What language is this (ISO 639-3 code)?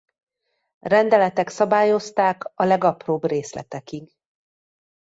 hun